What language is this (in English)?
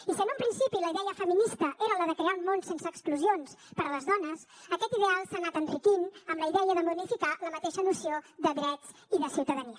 Catalan